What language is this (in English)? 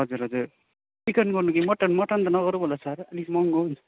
Nepali